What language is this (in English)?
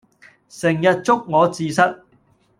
Cantonese